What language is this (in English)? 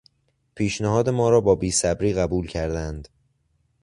Persian